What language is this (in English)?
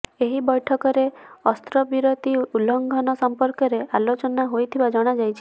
Odia